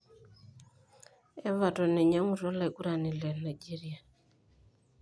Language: Masai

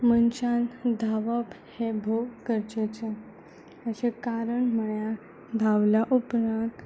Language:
Konkani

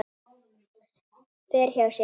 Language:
Icelandic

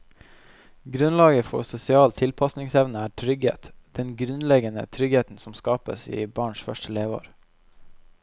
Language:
Norwegian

